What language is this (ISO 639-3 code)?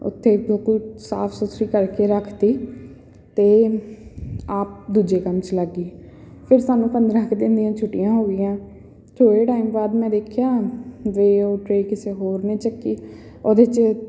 pan